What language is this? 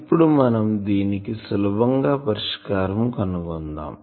Telugu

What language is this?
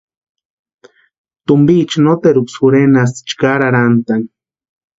Western Highland Purepecha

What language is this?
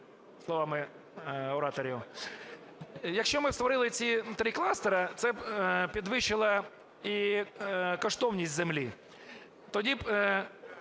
Ukrainian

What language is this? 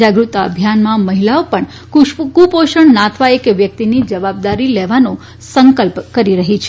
Gujarati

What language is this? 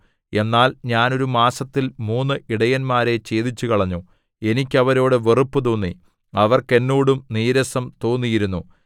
Malayalam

